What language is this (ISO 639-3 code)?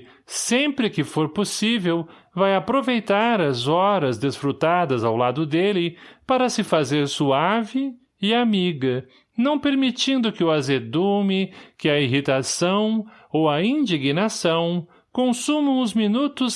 por